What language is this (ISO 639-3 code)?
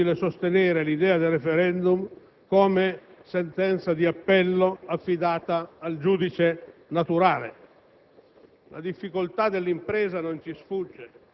ita